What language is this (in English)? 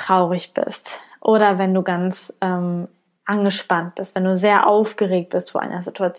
German